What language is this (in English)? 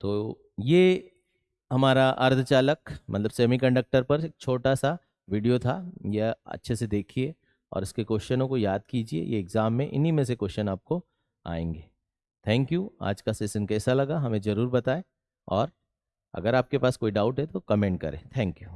Hindi